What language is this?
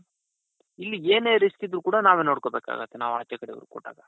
Kannada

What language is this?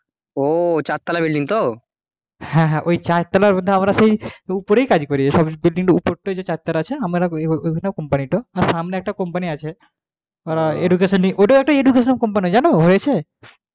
Bangla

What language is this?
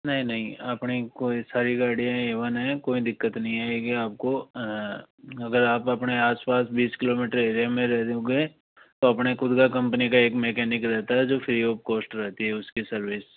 Hindi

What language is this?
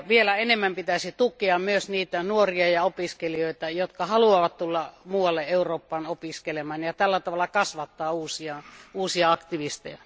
Finnish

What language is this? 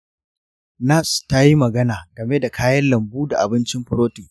Hausa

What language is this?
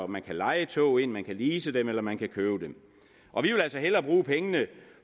Danish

